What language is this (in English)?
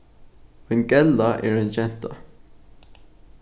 Faroese